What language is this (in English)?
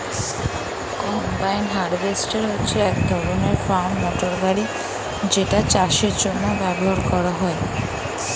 Bangla